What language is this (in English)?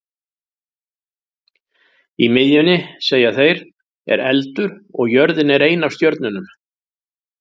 Icelandic